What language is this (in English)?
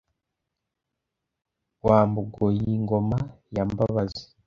Kinyarwanda